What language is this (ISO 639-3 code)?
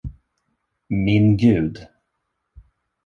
swe